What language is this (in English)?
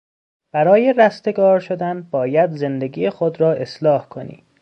Persian